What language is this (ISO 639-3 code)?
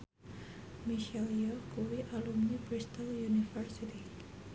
jav